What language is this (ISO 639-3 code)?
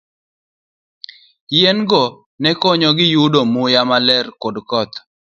luo